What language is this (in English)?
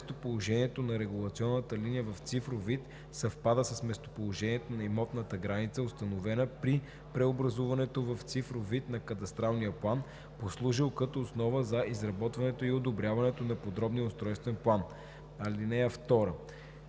Bulgarian